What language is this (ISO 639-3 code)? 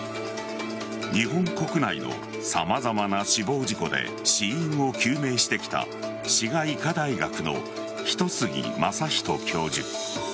jpn